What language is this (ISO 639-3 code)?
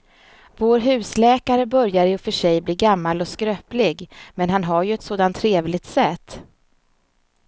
swe